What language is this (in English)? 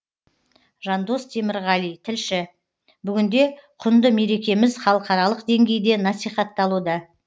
Kazakh